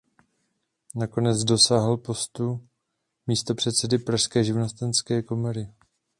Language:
Czech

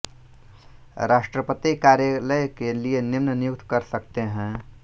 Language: Hindi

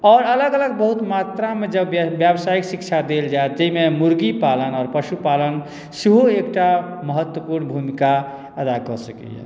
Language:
Maithili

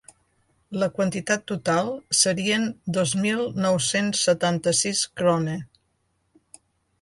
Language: Catalan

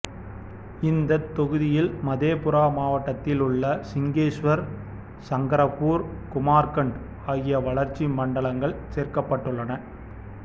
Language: Tamil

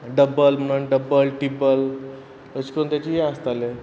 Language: Konkani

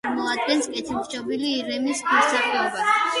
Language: Georgian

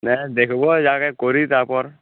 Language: Bangla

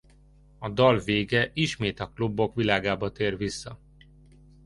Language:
Hungarian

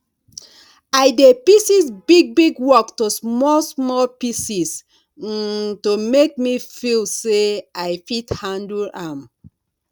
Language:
Nigerian Pidgin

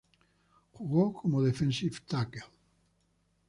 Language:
Spanish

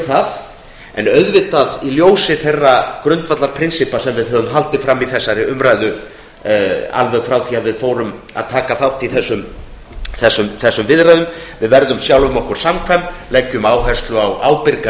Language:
Icelandic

